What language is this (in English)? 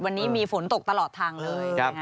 Thai